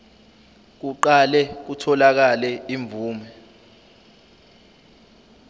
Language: Zulu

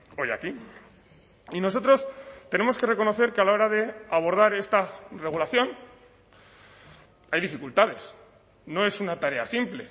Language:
Spanish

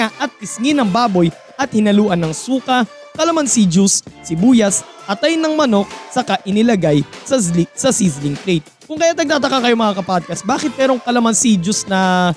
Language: Filipino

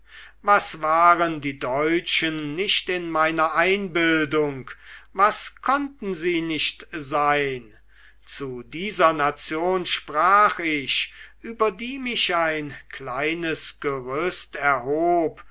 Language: German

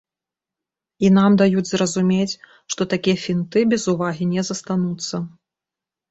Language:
Belarusian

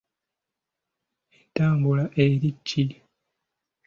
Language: Ganda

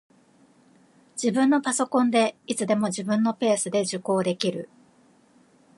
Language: Japanese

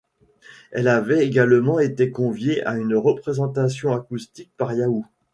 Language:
French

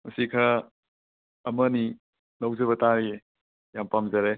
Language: Manipuri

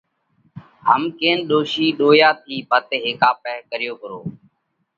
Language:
Parkari Koli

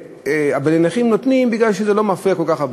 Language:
Hebrew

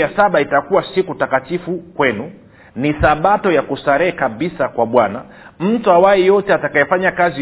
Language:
Swahili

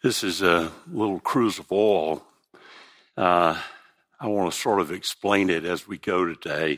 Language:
English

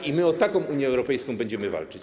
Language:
Polish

